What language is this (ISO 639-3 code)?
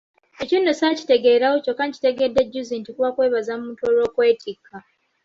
lug